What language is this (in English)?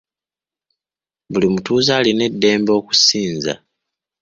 Ganda